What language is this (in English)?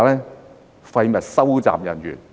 Cantonese